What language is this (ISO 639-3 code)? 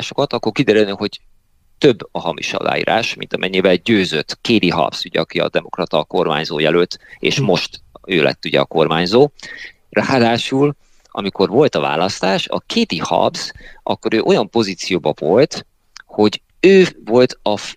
hun